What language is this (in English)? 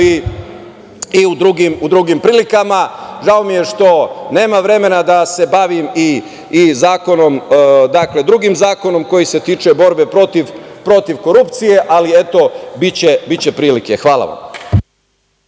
Serbian